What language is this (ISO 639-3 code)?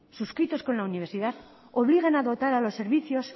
spa